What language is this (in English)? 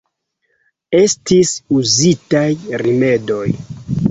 Esperanto